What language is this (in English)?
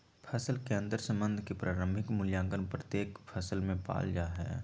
Magahi